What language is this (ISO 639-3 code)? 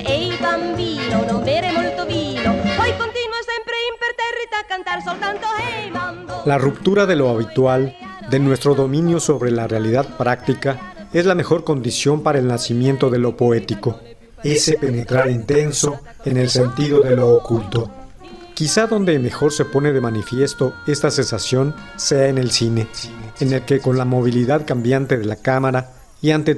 spa